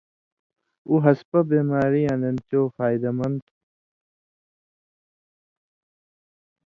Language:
Indus Kohistani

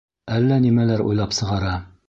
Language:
Bashkir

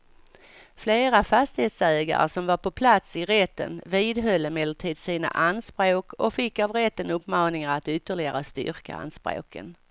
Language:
Swedish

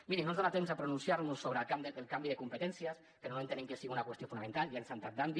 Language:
Catalan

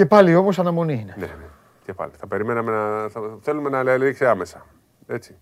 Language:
Greek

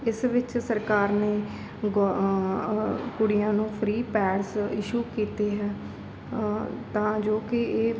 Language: Punjabi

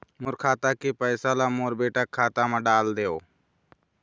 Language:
Chhattisgarhi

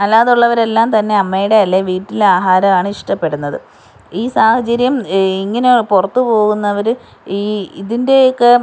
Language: Malayalam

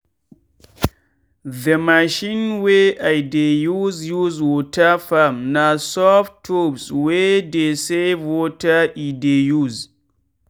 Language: Nigerian Pidgin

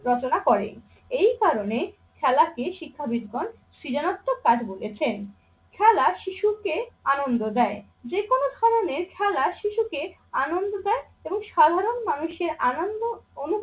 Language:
Bangla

